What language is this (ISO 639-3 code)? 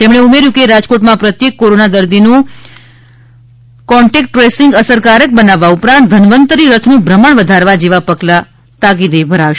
guj